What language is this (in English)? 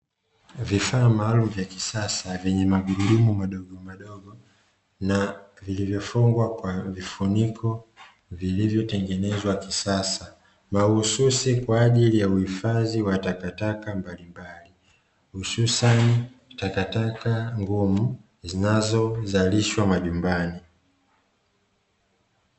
Swahili